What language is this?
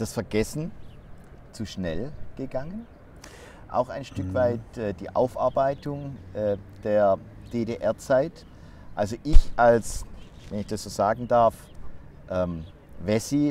German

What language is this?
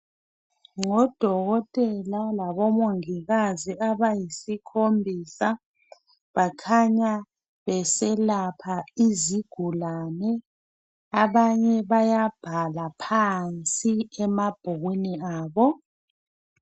North Ndebele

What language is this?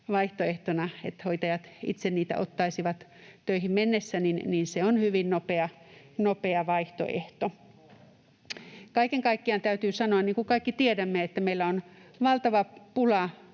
Finnish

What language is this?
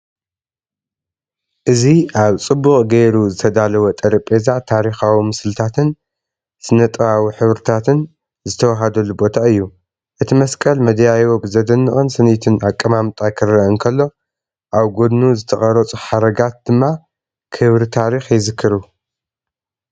Tigrinya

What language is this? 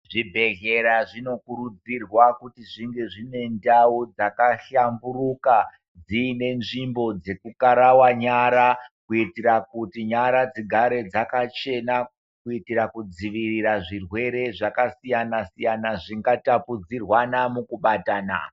Ndau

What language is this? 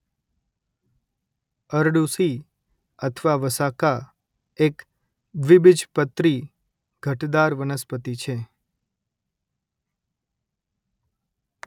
Gujarati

